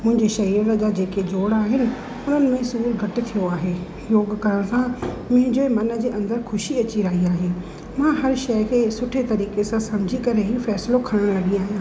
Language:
Sindhi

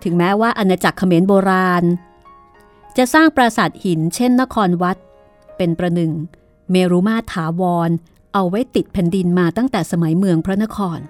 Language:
Thai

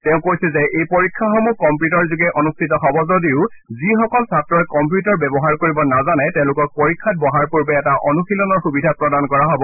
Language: Assamese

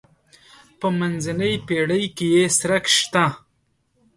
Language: Pashto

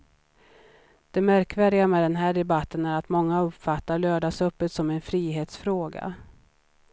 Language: Swedish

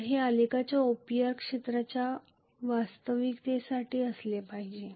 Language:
Marathi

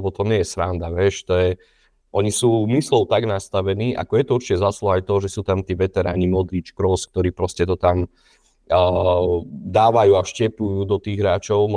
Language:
Slovak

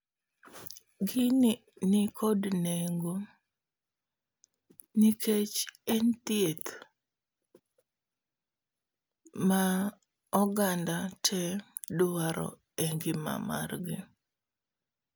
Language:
Luo (Kenya and Tanzania)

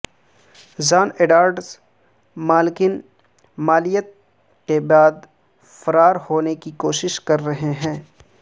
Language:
Urdu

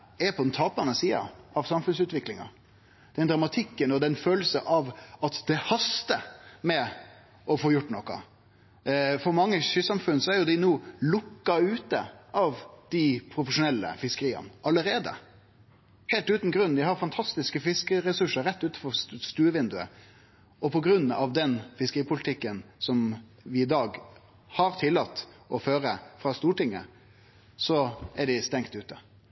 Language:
Norwegian Nynorsk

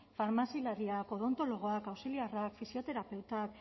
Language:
Basque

